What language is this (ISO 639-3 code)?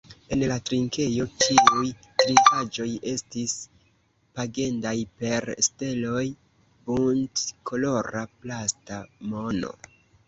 epo